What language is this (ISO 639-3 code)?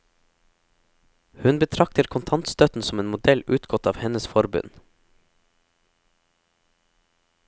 nor